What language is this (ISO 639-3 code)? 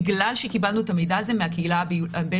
heb